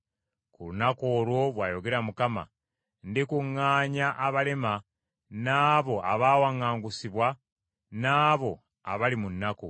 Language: Ganda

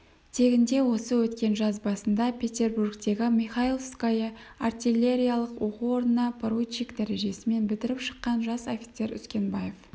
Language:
Kazakh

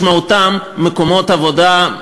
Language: Hebrew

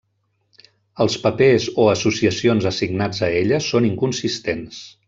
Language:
Catalan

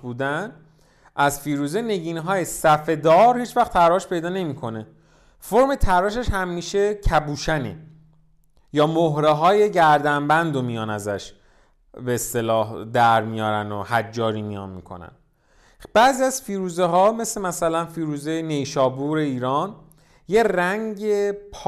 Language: Persian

